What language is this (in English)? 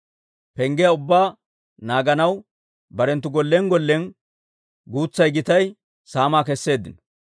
Dawro